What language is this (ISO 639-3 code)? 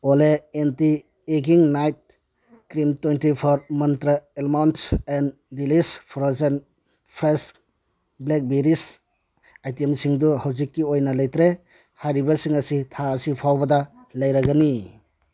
mni